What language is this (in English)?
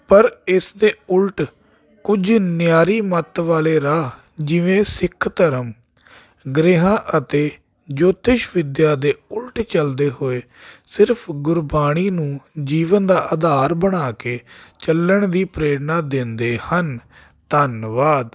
Punjabi